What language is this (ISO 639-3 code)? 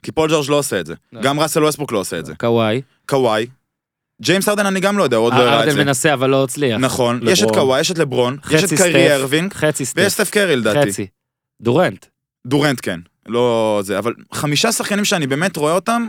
heb